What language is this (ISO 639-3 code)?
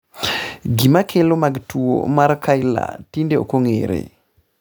luo